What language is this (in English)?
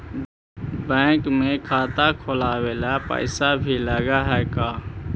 Magahi